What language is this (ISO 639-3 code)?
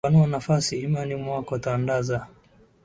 swa